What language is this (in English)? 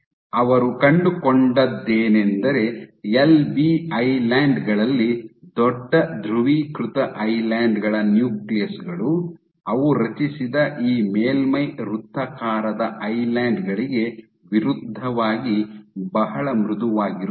Kannada